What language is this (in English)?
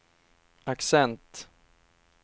Swedish